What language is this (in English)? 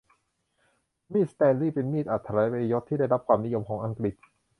Thai